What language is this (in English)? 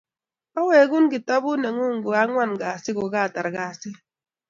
Kalenjin